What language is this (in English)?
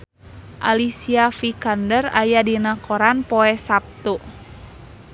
Sundanese